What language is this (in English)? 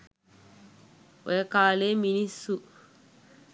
Sinhala